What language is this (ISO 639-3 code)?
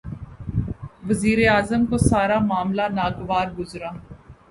urd